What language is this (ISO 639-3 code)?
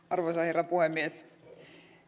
fin